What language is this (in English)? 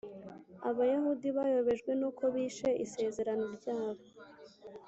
Kinyarwanda